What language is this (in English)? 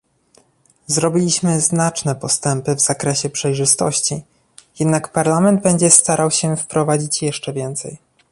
Polish